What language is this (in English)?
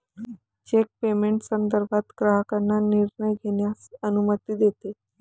Marathi